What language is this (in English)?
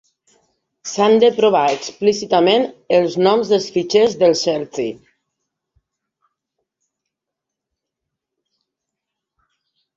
Catalan